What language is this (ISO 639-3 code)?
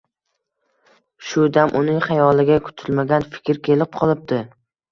uzb